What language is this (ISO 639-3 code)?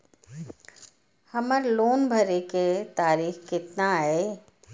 mai